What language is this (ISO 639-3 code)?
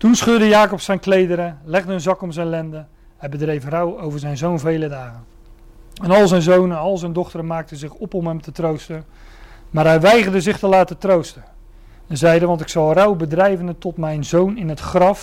nld